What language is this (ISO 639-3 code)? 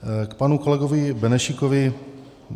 ces